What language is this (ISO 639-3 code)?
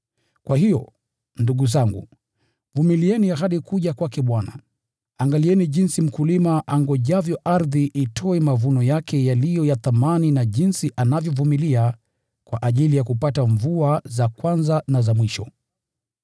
swa